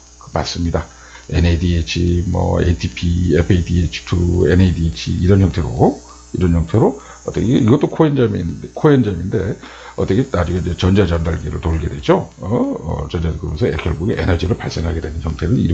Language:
Korean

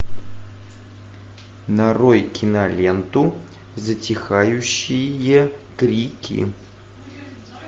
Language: Russian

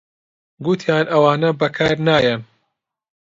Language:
Central Kurdish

